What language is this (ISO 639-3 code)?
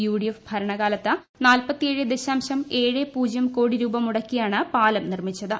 mal